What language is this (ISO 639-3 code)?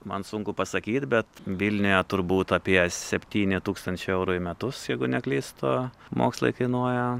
lit